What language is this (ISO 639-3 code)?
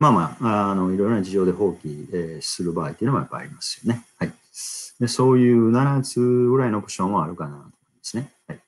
jpn